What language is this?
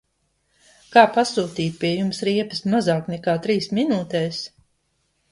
Latvian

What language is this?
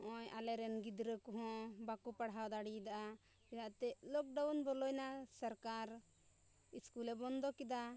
Santali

